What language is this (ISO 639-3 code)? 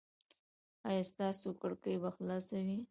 pus